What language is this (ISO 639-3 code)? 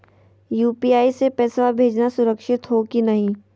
mag